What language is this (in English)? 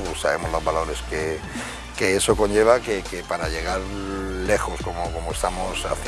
Spanish